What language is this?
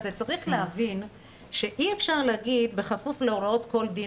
Hebrew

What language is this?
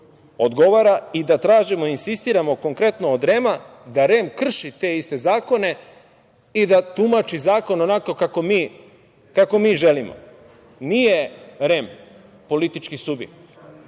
Serbian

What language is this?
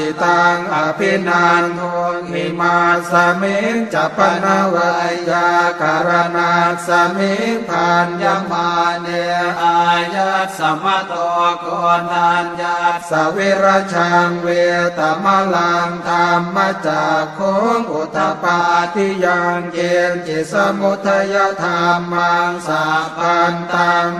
Thai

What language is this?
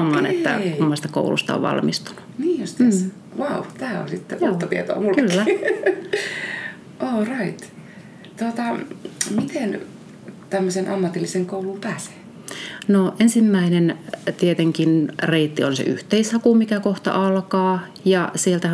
Finnish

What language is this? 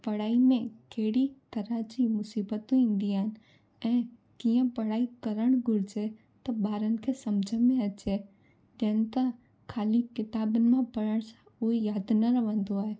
Sindhi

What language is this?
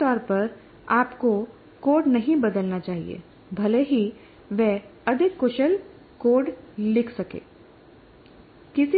Hindi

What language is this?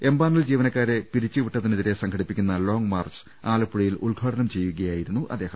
Malayalam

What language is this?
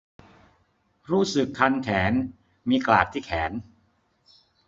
Thai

